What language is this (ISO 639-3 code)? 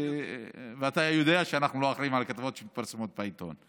heb